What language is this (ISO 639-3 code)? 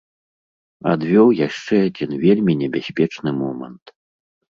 bel